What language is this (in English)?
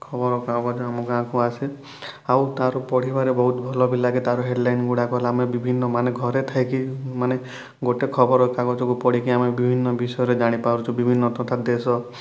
Odia